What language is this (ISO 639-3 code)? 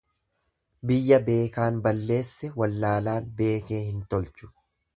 orm